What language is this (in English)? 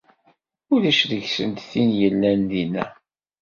Kabyle